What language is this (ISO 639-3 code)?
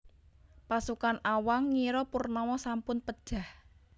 jav